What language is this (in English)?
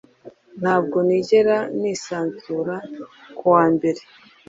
Kinyarwanda